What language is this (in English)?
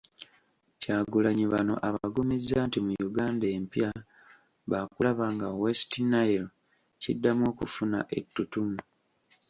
Ganda